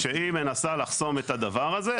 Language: Hebrew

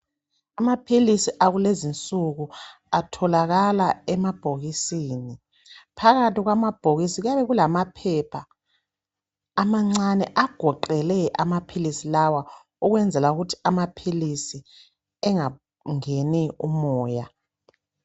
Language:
North Ndebele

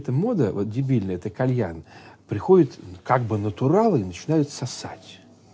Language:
Russian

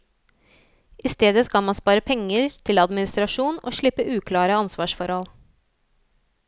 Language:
Norwegian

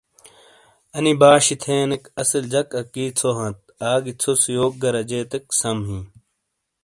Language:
Shina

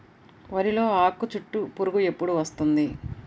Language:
Telugu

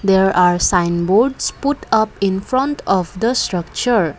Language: English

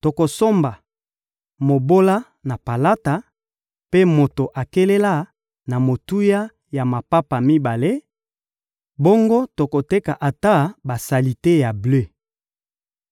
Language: Lingala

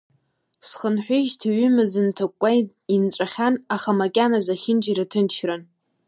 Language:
Abkhazian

